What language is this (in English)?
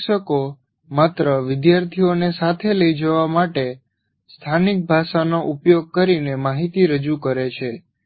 Gujarati